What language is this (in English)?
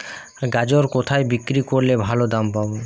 Bangla